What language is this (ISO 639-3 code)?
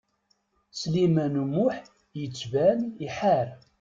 kab